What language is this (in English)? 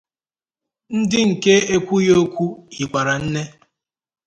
Igbo